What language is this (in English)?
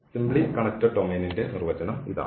Malayalam